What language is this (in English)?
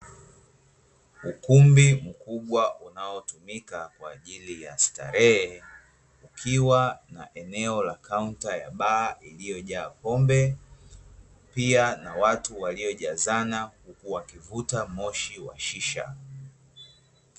Swahili